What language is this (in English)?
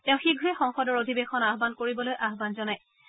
Assamese